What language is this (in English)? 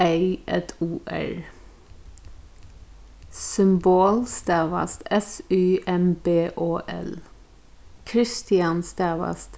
Faroese